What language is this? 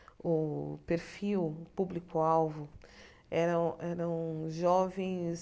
Portuguese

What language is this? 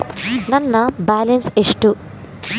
Kannada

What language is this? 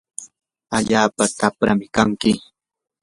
Yanahuanca Pasco Quechua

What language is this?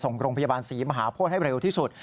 Thai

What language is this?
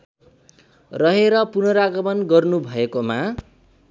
Nepali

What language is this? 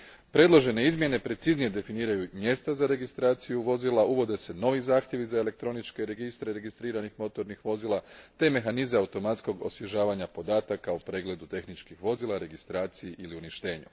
Croatian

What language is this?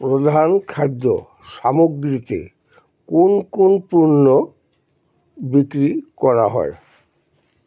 Bangla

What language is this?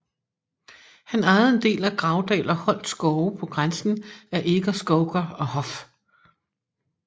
Danish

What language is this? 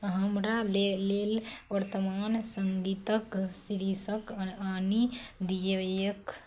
Maithili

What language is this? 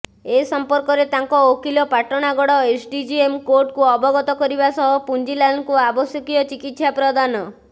Odia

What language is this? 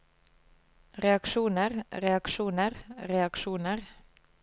Norwegian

